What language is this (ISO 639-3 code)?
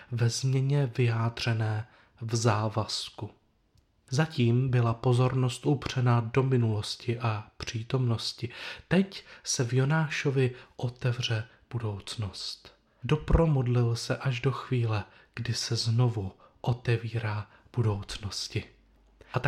ces